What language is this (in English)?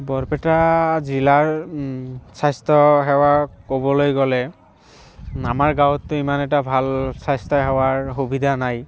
Assamese